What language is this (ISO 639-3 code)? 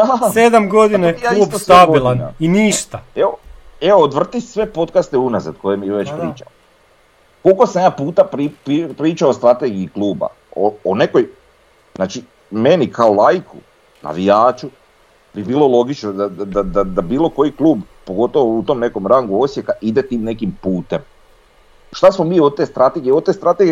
hrv